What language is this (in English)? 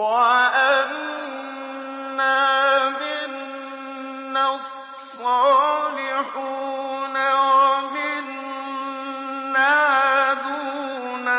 Arabic